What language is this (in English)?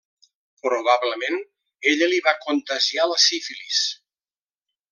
Catalan